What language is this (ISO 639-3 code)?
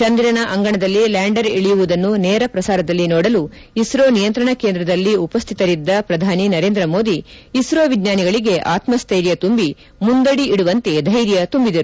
kan